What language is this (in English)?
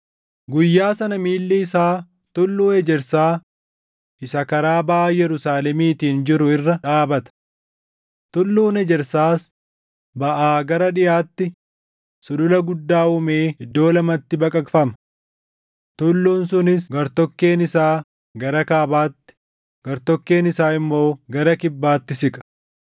Oromo